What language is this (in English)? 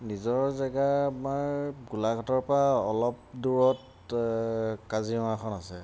Assamese